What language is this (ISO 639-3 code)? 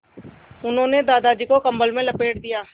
hin